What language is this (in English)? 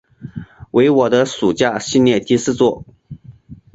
Chinese